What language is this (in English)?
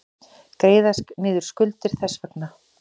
Icelandic